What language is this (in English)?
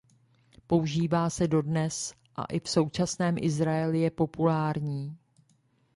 Czech